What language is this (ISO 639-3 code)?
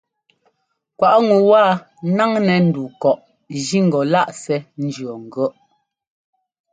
jgo